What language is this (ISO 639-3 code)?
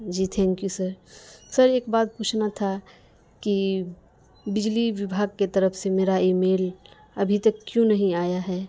urd